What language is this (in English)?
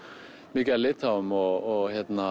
Icelandic